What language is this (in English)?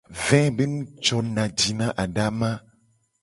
Gen